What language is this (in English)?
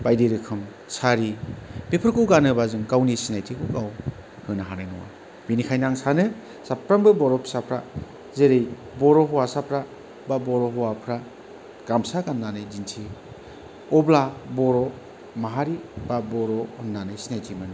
Bodo